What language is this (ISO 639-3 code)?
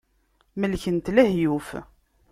kab